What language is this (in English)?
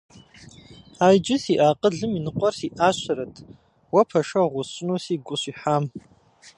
Kabardian